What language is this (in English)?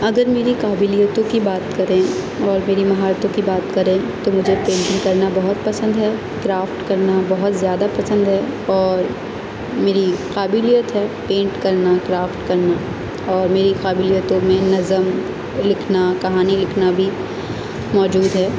Urdu